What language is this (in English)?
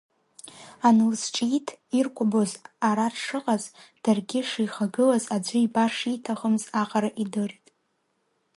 Abkhazian